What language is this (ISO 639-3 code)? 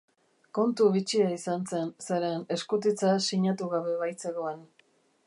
eus